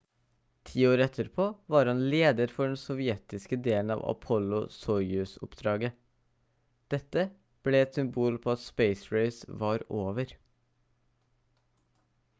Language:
Norwegian Bokmål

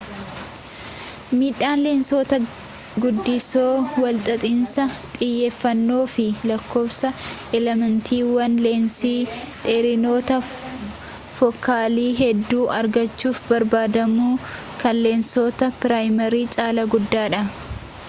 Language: Oromo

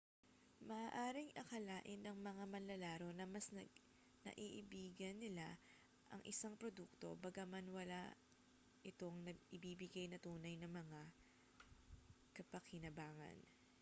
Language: Filipino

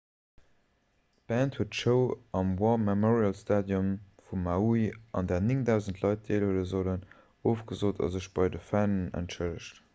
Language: Luxembourgish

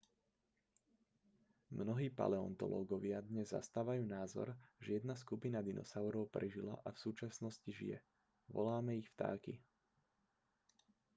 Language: Slovak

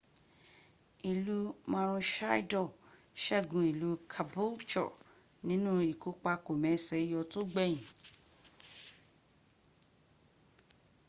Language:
Yoruba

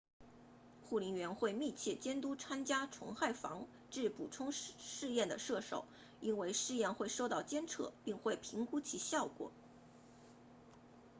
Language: Chinese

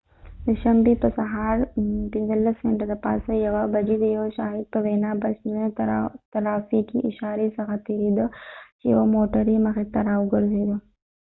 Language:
Pashto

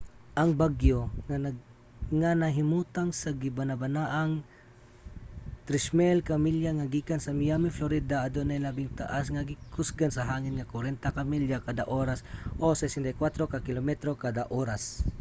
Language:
Cebuano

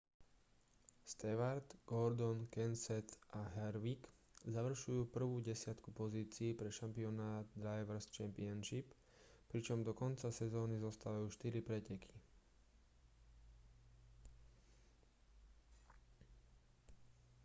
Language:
Slovak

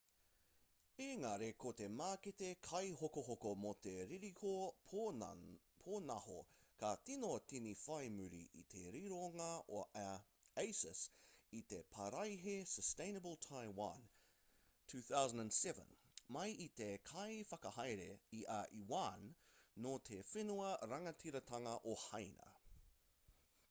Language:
Māori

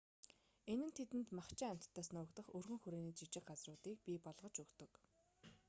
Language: Mongolian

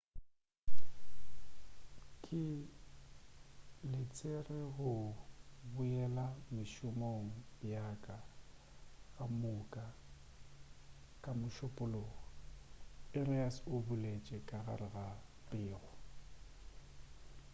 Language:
Northern Sotho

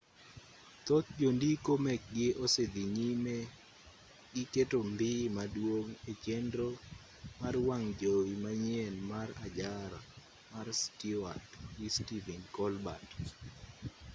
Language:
Luo (Kenya and Tanzania)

